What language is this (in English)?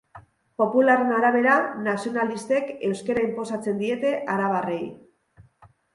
Basque